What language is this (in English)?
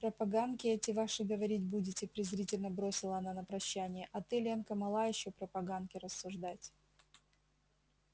Russian